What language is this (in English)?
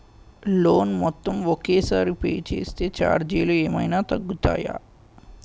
Telugu